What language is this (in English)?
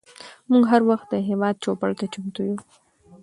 Pashto